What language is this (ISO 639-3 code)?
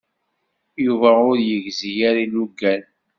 kab